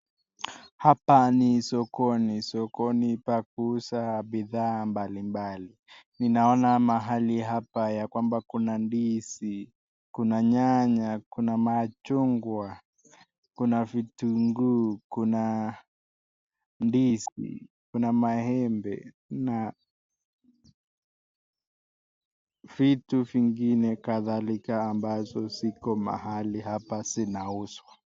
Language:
Swahili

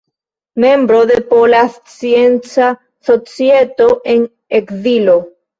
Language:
Esperanto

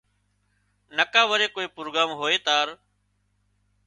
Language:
Wadiyara Koli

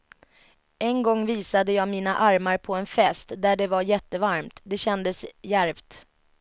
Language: Swedish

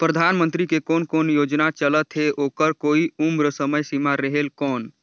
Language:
Chhattisgarhi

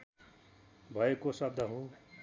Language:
Nepali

